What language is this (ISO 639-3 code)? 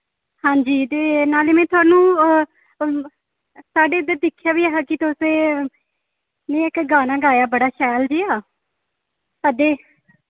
doi